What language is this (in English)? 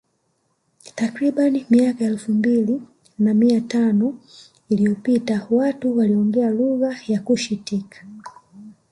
Swahili